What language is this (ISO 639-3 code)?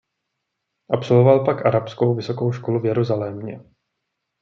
ces